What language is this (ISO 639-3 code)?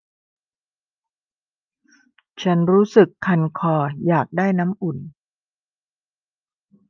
tha